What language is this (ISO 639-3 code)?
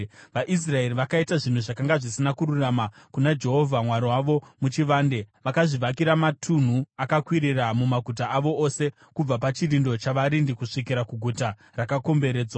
sna